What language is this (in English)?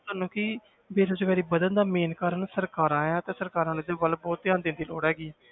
Punjabi